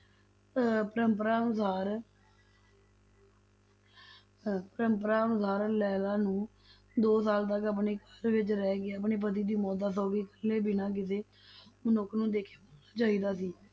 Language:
Punjabi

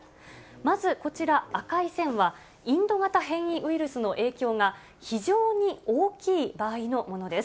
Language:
Japanese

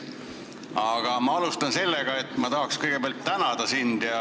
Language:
Estonian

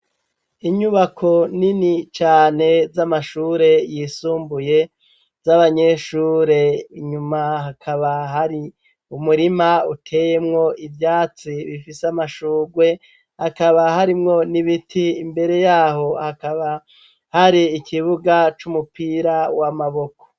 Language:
Rundi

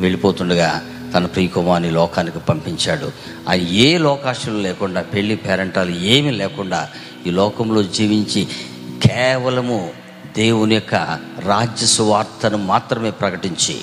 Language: Telugu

